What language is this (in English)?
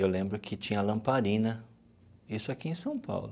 Portuguese